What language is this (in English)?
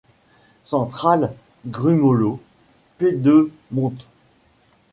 French